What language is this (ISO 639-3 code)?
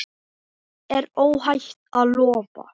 isl